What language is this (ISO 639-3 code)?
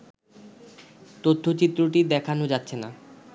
ben